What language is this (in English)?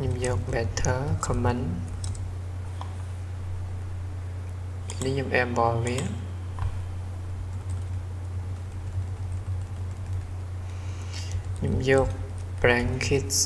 Vietnamese